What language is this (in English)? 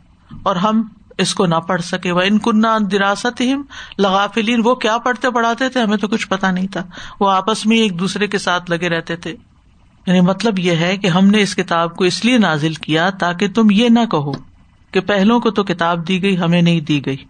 Urdu